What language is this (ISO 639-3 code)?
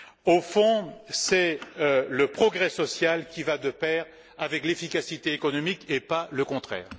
fra